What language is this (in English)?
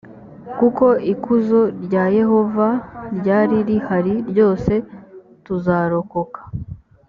Kinyarwanda